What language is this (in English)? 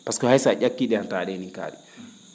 Fula